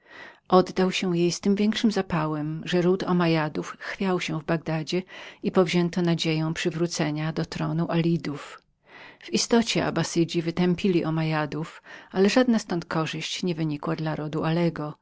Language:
Polish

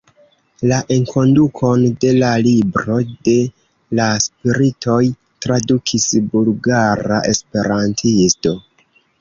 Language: Esperanto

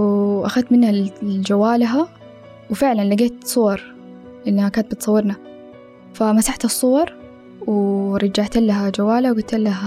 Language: Arabic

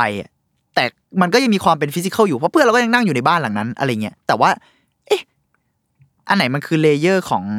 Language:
Thai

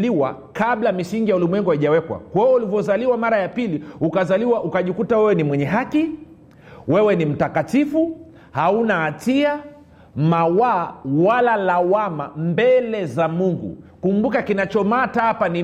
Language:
Swahili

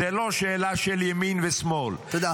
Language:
Hebrew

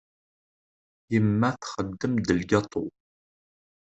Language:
Kabyle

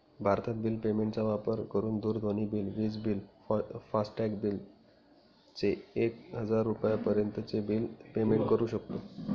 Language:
Marathi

